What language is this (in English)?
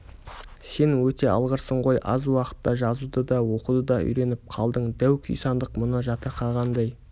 Kazakh